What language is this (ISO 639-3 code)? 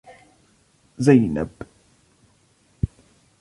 ara